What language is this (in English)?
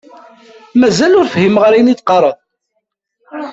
Kabyle